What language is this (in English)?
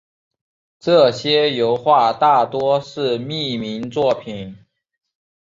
Chinese